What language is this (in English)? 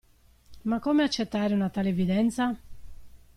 Italian